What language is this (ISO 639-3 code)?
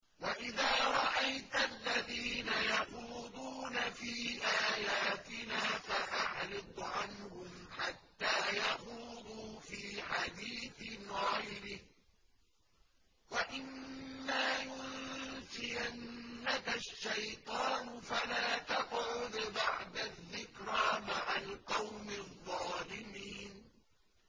ara